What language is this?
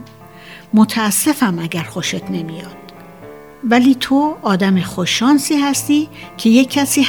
Persian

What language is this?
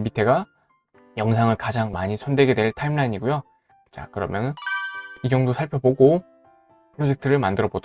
Korean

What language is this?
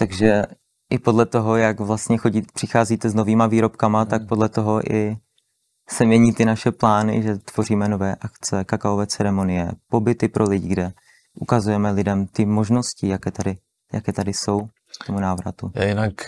Czech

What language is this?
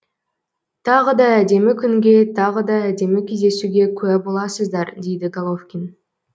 Kazakh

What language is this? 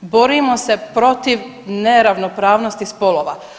Croatian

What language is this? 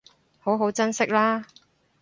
Cantonese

